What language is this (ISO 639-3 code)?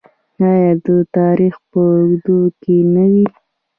pus